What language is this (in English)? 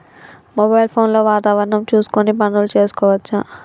Telugu